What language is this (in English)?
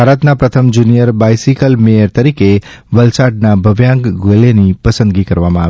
Gujarati